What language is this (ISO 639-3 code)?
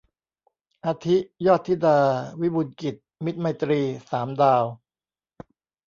tha